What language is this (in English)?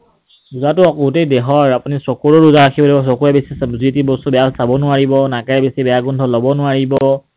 Assamese